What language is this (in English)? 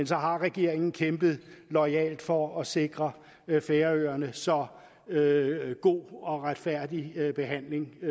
Danish